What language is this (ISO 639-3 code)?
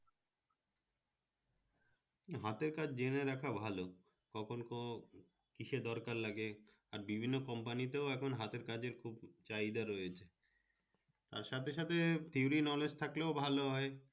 ben